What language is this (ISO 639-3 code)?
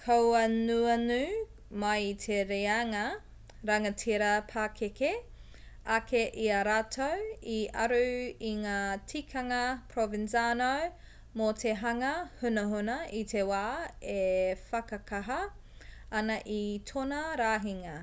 mri